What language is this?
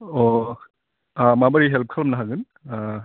Bodo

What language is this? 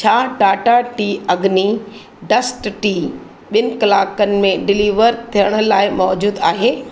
Sindhi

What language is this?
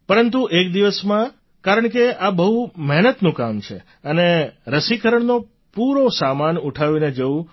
Gujarati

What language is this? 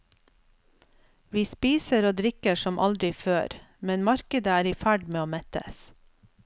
Norwegian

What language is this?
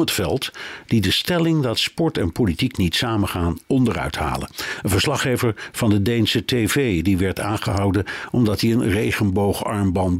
Dutch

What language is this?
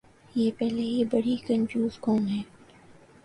Urdu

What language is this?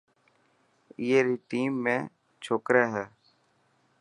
Dhatki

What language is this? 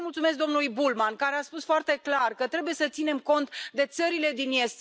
Romanian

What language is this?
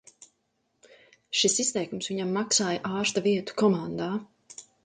Latvian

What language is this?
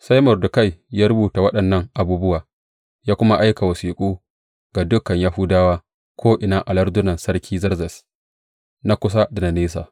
Hausa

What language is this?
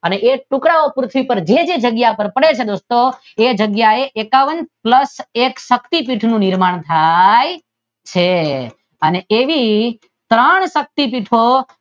Gujarati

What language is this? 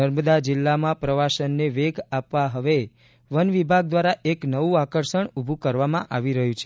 Gujarati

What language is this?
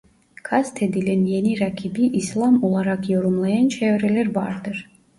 Turkish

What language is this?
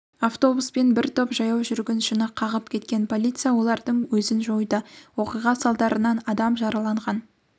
Kazakh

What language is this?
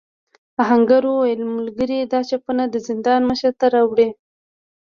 Pashto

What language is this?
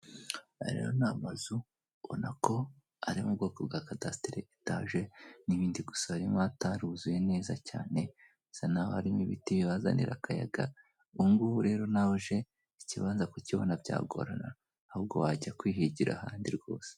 Kinyarwanda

